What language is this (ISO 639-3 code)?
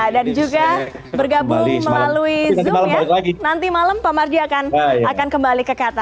ind